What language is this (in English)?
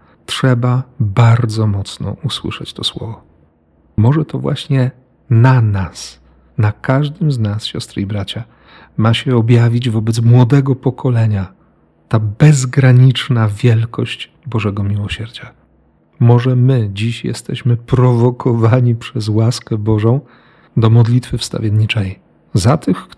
Polish